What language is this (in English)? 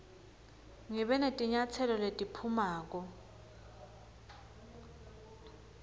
Swati